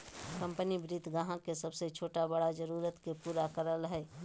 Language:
Magahi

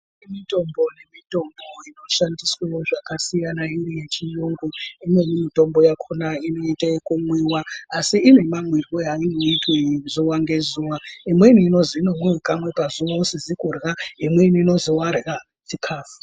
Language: Ndau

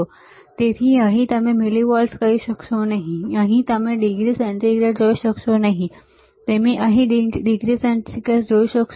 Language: Gujarati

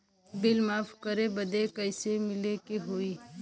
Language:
Bhojpuri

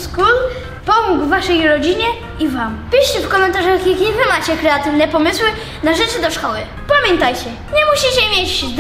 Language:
Polish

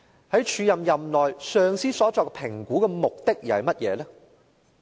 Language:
Cantonese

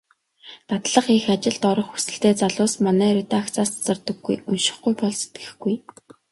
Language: Mongolian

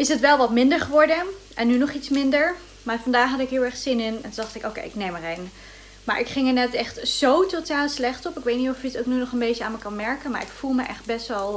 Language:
Dutch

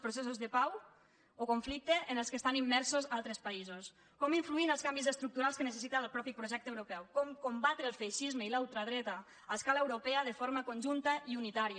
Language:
Catalan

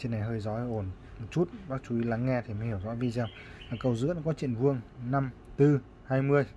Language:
Vietnamese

